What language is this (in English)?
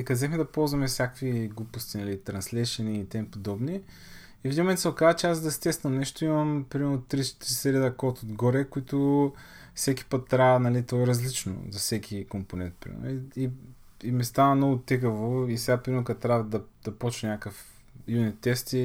Bulgarian